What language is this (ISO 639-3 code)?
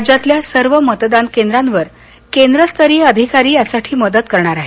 mar